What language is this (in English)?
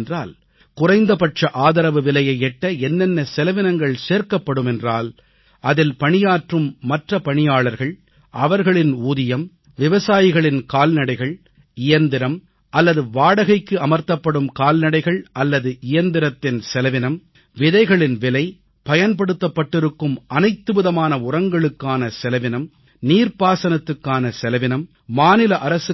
Tamil